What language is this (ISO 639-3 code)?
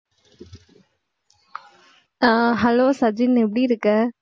tam